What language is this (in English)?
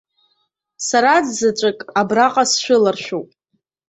Abkhazian